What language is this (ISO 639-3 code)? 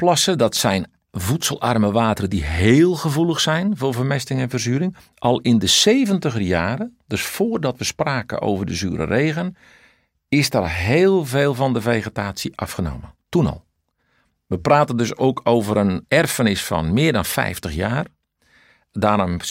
nld